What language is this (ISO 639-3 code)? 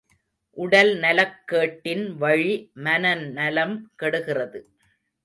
tam